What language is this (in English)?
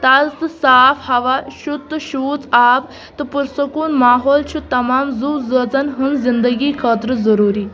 Kashmiri